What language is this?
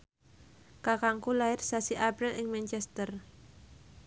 Javanese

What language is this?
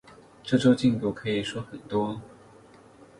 Chinese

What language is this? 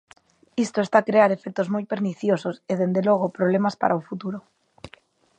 Galician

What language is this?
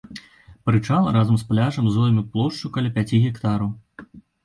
Belarusian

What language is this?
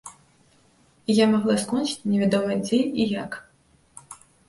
Belarusian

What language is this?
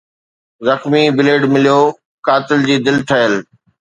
Sindhi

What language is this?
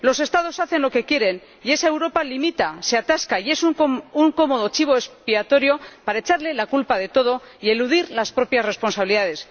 Spanish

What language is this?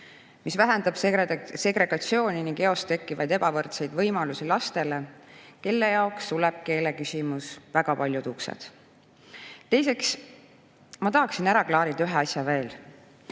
Estonian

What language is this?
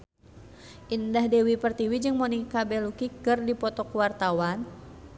Sundanese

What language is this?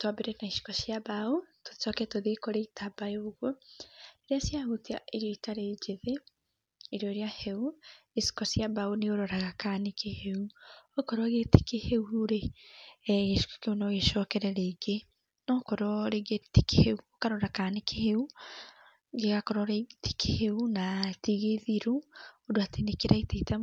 Kikuyu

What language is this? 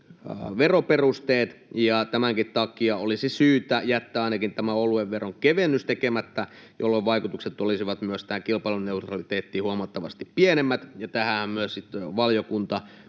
Finnish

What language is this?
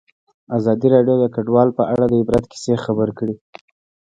Pashto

